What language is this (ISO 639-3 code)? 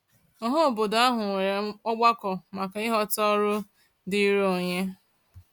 ibo